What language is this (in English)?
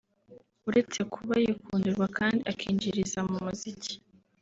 Kinyarwanda